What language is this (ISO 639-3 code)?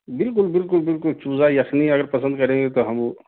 urd